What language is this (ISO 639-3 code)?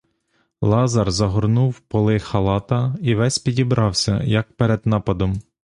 ukr